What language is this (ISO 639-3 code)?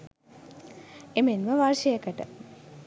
sin